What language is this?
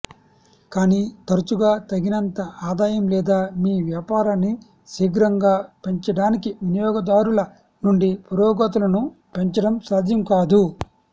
Telugu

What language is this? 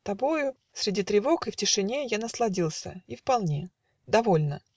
Russian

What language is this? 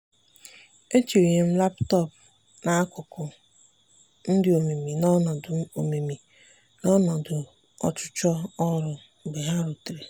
Igbo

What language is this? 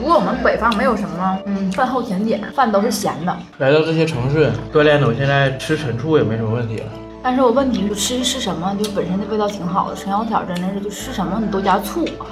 Chinese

